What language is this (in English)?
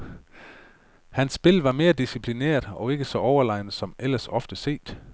Danish